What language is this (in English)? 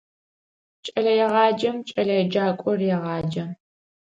Adyghe